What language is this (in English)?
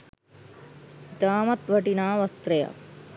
Sinhala